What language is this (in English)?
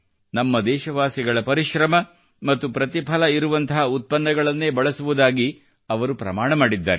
Kannada